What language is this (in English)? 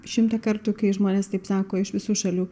Lithuanian